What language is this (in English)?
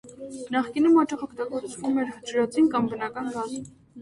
Armenian